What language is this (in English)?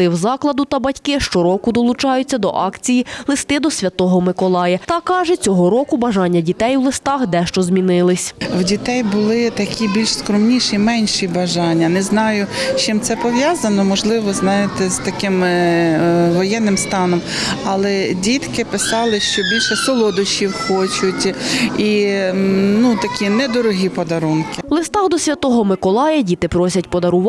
Ukrainian